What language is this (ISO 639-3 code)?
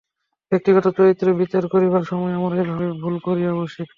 ben